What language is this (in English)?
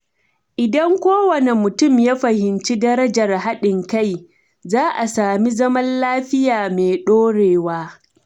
Hausa